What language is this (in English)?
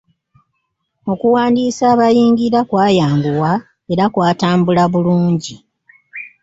Ganda